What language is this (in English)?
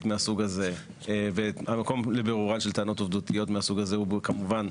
Hebrew